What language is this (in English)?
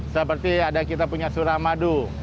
Indonesian